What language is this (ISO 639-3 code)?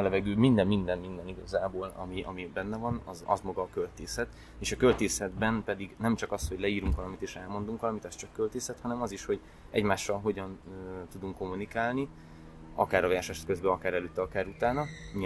hun